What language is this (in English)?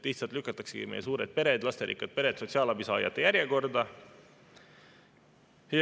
Estonian